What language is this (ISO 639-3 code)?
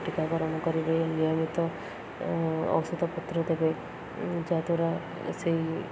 ori